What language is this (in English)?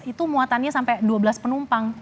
Indonesian